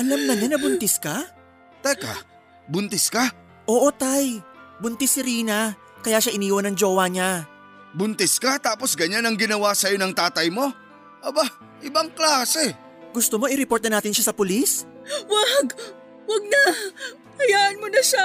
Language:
Filipino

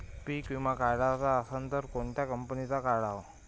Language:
Marathi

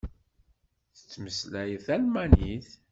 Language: Kabyle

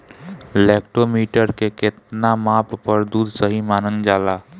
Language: Bhojpuri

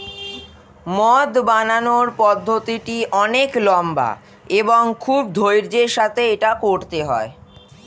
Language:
Bangla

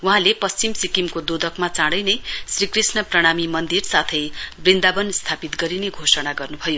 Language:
Nepali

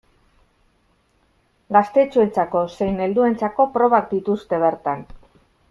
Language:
Basque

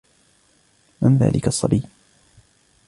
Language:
Arabic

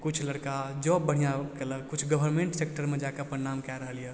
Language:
Maithili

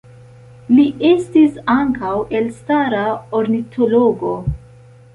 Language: Esperanto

